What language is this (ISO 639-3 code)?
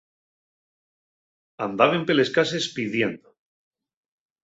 ast